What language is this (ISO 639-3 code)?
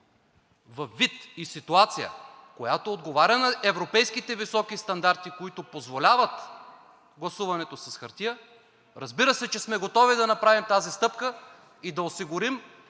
bul